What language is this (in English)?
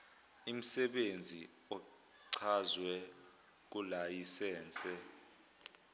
Zulu